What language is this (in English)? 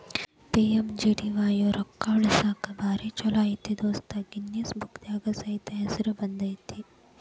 Kannada